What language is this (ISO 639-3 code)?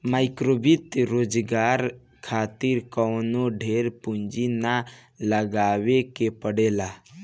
bho